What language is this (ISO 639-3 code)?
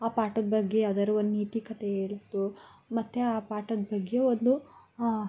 kan